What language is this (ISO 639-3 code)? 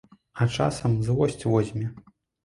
bel